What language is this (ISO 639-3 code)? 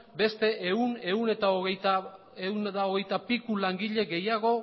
eus